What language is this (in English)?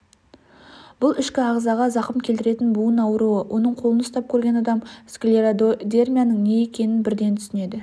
Kazakh